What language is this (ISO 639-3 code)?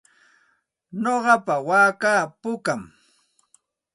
qxt